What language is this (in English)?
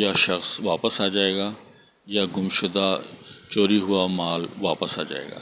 Urdu